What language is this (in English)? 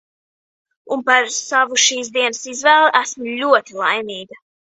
Latvian